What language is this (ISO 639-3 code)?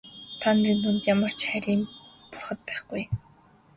mon